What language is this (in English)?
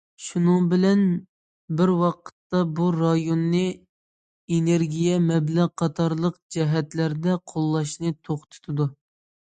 Uyghur